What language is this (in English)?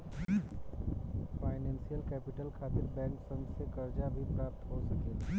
Bhojpuri